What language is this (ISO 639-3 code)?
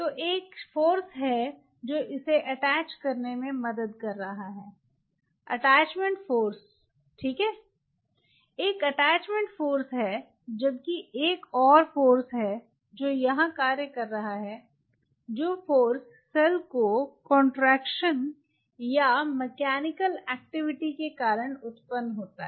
hin